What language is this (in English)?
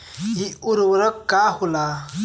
Bhojpuri